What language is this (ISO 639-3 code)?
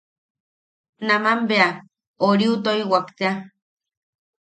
yaq